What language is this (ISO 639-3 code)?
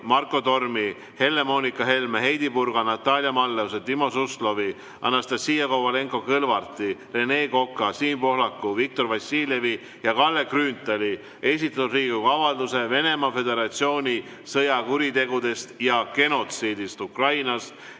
est